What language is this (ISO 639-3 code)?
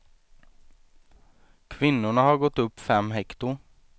swe